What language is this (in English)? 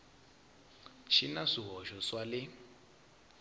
Tsonga